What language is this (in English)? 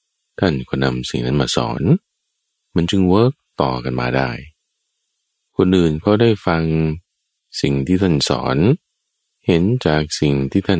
Thai